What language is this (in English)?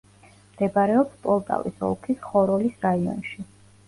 Georgian